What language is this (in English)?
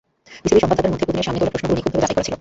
Bangla